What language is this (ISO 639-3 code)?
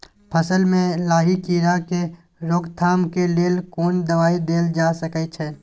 mai